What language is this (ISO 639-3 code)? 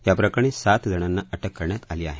mar